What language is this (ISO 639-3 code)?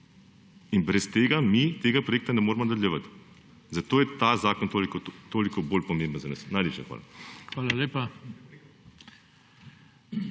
slv